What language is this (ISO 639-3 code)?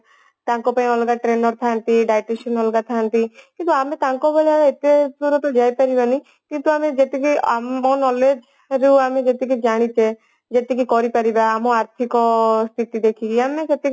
ori